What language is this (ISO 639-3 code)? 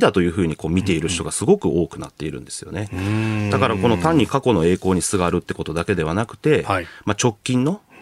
jpn